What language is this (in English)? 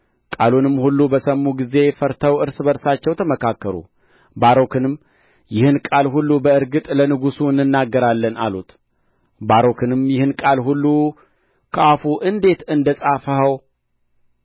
Amharic